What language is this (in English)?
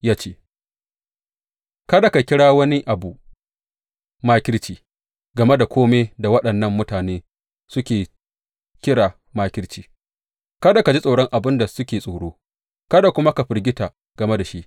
Hausa